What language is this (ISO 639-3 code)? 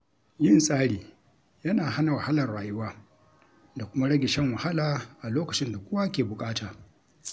hau